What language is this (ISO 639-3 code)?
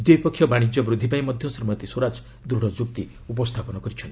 ori